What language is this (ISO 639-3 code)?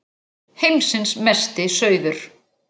isl